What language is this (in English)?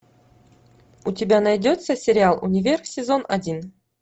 Russian